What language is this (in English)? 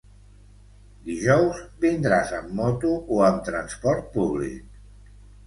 Catalan